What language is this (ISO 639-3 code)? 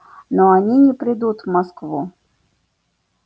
rus